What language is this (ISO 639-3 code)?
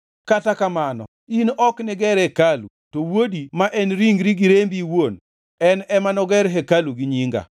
luo